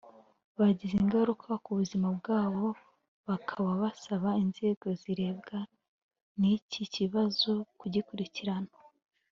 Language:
Kinyarwanda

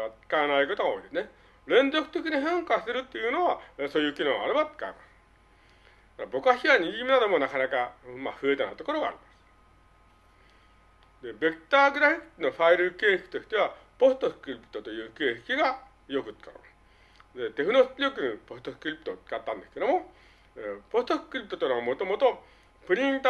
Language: Japanese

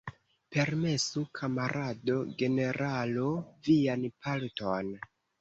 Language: Esperanto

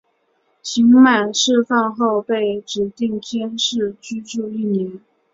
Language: Chinese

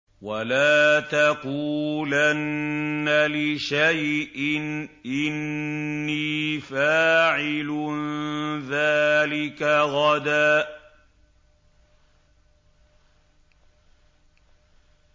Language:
Arabic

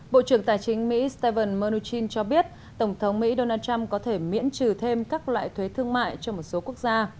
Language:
Vietnamese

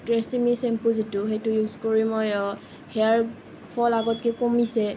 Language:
Assamese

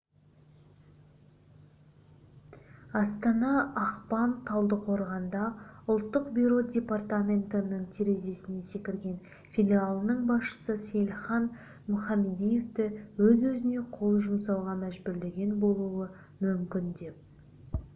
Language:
Kazakh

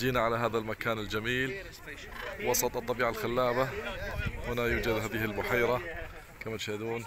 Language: Arabic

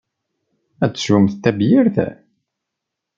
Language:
Kabyle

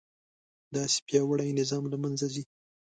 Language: Pashto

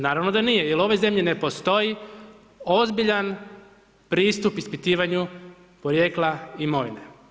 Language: Croatian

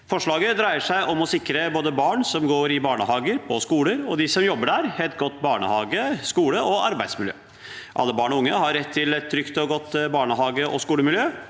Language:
Norwegian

